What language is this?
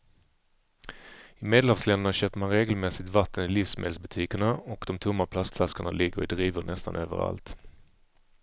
Swedish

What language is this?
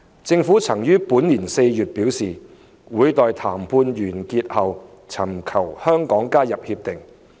Cantonese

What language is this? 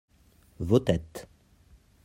French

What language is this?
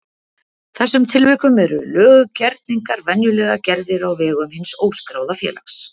Icelandic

